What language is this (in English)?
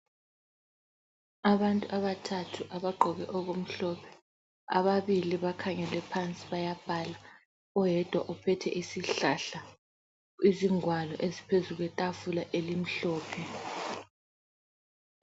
North Ndebele